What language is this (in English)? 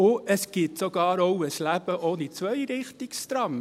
Swiss German